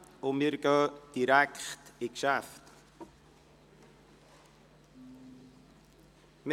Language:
Swiss German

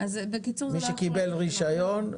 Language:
Hebrew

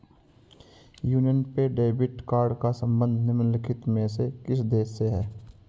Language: Hindi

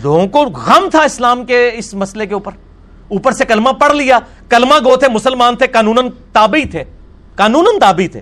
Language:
Urdu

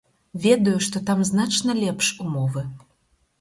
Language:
Belarusian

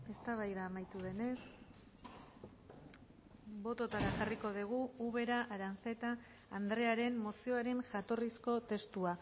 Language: Basque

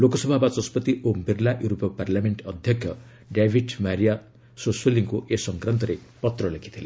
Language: Odia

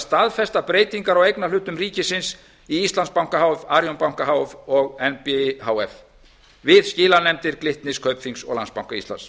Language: Icelandic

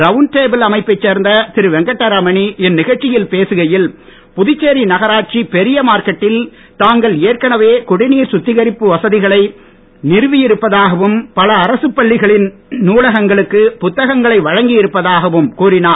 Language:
Tamil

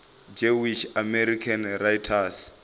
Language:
Venda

